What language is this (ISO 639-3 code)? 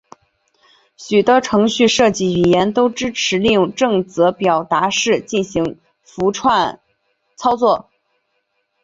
zho